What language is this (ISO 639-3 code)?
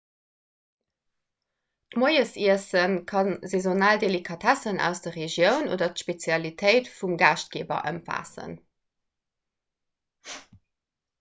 ltz